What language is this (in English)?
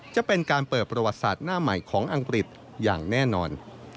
Thai